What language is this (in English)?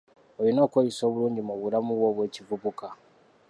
Ganda